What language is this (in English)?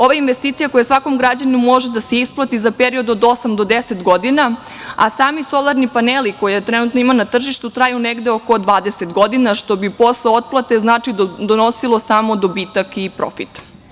Serbian